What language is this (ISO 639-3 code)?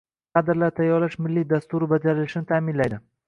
uzb